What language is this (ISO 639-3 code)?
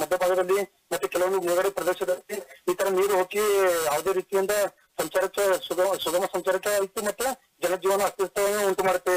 hin